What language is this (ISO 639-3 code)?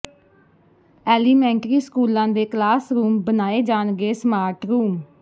pan